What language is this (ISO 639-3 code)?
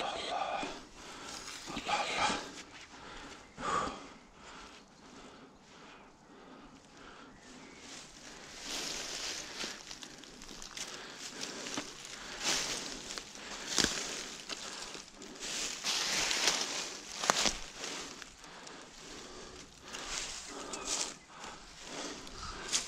tur